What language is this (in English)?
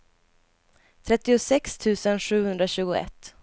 Swedish